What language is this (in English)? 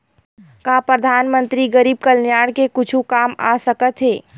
Chhattisgarhi